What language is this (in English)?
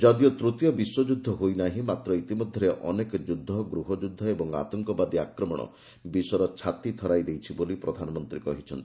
Odia